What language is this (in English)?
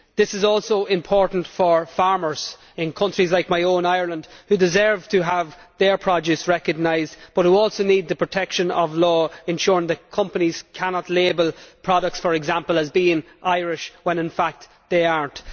English